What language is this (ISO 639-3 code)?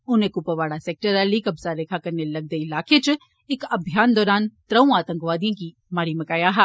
doi